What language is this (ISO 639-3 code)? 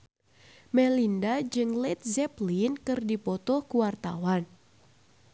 sun